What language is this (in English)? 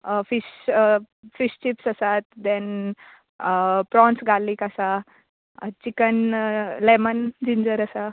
Konkani